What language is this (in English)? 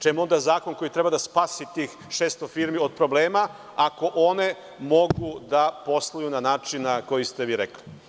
Serbian